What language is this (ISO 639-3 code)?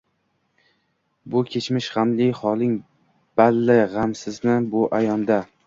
uzb